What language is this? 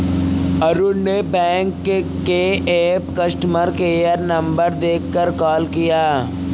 Hindi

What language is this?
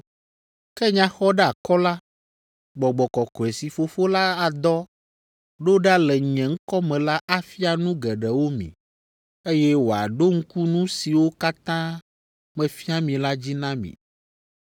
Ewe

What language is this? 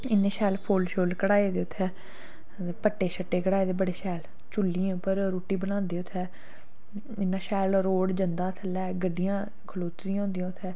Dogri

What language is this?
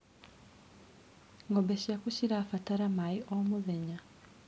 Kikuyu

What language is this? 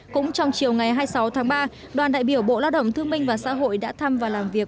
Vietnamese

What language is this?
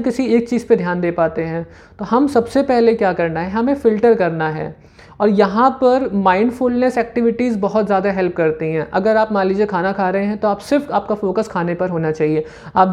Hindi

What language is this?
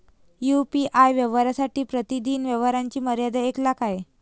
Marathi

